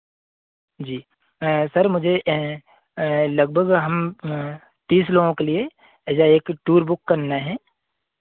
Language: Hindi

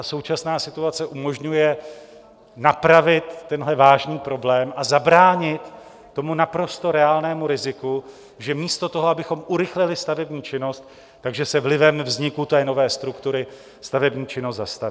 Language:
Czech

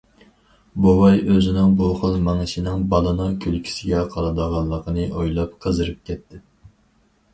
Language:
Uyghur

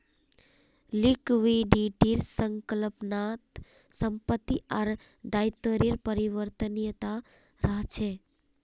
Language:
Magahi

